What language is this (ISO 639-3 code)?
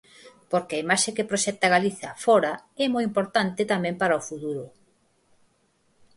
glg